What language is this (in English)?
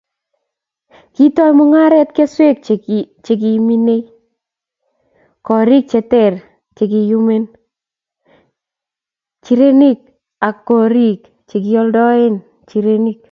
Kalenjin